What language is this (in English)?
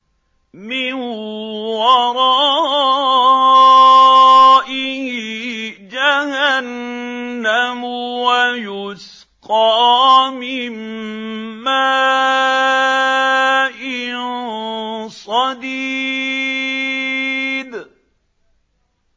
Arabic